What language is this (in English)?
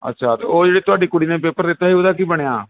Punjabi